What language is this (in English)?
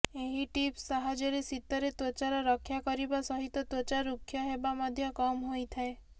Odia